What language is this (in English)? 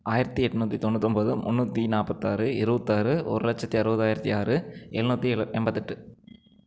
Tamil